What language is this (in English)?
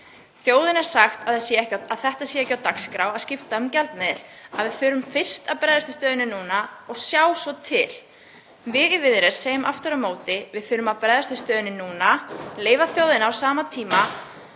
Icelandic